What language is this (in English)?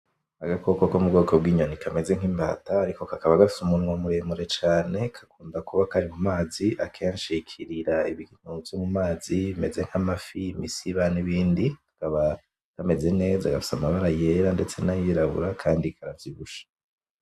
Rundi